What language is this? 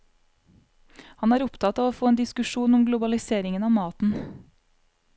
Norwegian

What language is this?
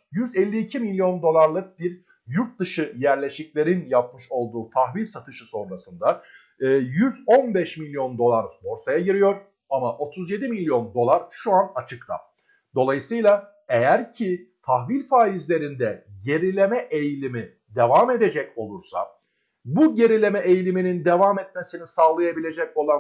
Turkish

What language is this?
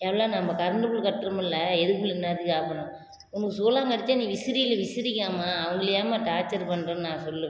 Tamil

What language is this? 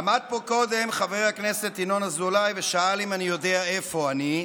Hebrew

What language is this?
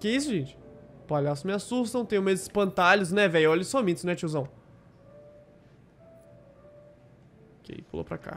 Portuguese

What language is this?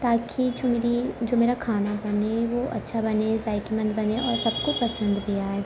Urdu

